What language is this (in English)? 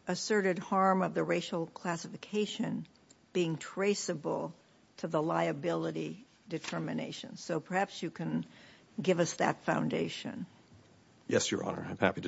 English